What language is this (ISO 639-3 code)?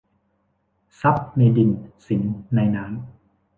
tha